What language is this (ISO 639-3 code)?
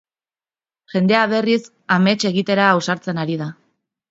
eus